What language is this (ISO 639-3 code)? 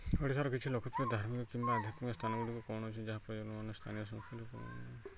ori